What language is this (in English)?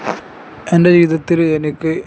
Malayalam